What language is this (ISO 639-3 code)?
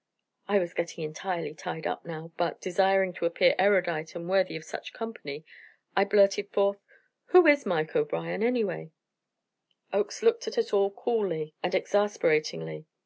eng